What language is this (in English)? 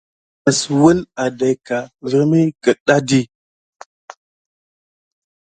Gidar